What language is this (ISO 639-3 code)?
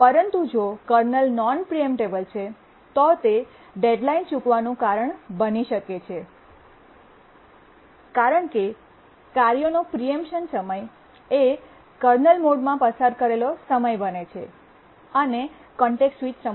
guj